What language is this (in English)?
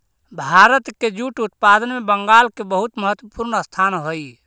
Magahi